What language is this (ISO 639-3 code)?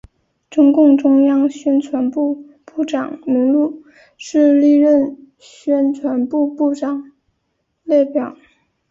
zho